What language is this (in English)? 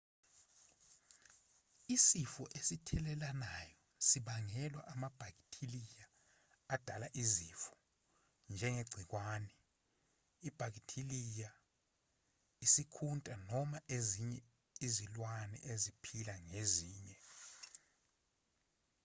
Zulu